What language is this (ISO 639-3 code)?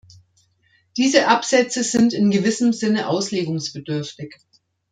deu